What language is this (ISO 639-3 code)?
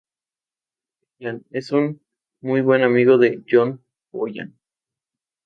spa